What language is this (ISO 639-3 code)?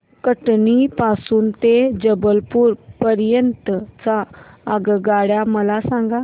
mar